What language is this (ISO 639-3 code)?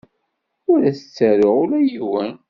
kab